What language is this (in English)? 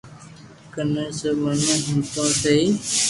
Loarki